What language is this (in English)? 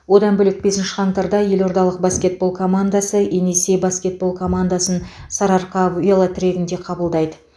Kazakh